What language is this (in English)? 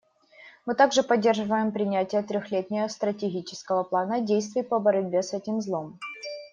Russian